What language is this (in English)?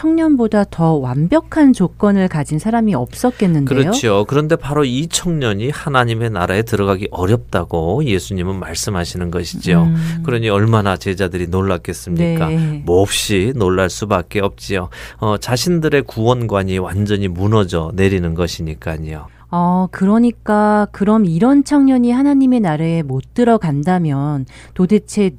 Korean